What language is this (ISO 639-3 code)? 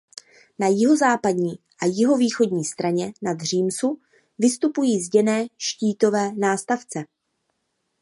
ces